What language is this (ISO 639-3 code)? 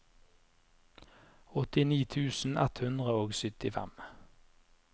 nor